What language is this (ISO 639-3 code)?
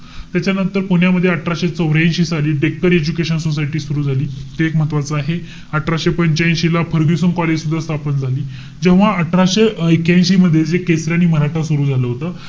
mar